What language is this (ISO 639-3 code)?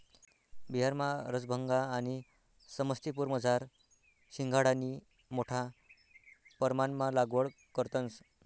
mar